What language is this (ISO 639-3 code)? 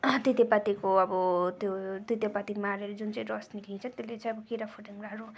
nep